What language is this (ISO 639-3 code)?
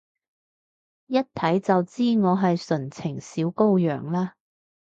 yue